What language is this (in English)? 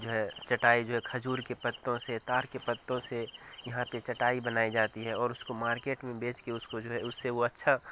Urdu